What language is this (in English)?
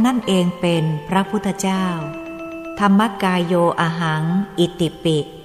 Thai